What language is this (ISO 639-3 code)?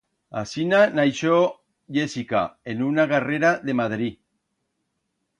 arg